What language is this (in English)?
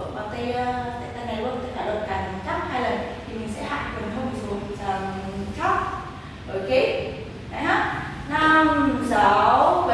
Vietnamese